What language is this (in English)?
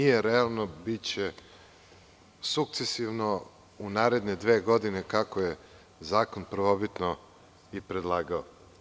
Serbian